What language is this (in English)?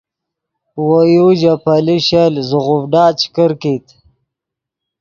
Yidgha